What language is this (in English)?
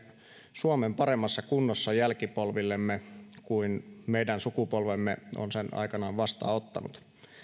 Finnish